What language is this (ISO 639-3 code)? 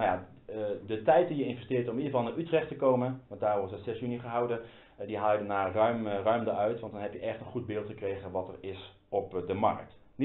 nld